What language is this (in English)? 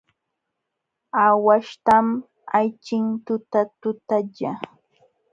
Jauja Wanca Quechua